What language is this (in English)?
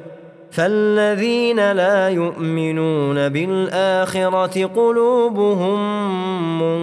Arabic